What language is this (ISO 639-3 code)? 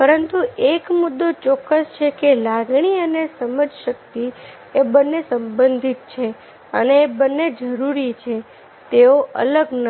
guj